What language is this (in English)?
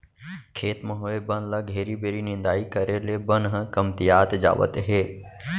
Chhattisgarhi